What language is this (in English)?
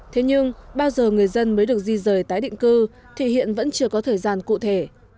Vietnamese